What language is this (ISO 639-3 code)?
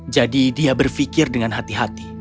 ind